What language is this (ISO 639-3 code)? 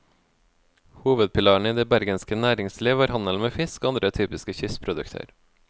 nor